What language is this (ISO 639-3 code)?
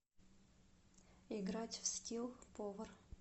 rus